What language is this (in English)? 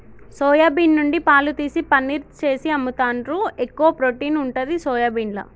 Telugu